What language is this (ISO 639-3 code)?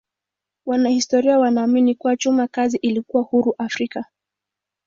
swa